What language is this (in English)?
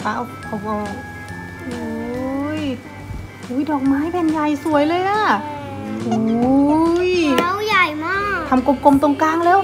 Thai